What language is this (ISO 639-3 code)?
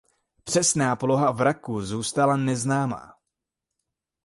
ces